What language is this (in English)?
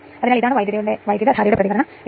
Malayalam